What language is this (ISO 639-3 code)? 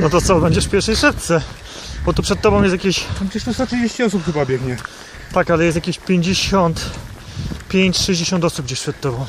pol